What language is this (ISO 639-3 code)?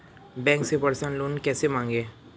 hin